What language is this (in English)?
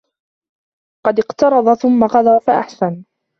Arabic